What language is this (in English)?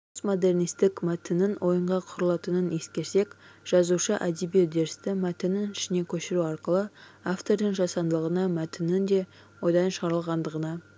Kazakh